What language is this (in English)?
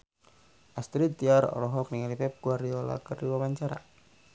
Sundanese